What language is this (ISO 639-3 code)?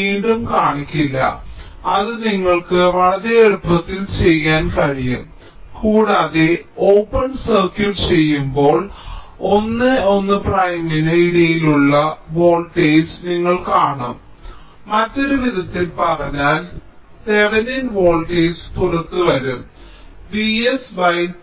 mal